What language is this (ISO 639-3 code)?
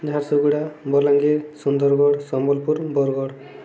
ori